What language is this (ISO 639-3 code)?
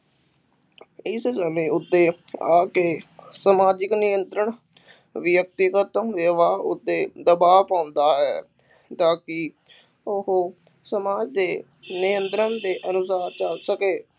pan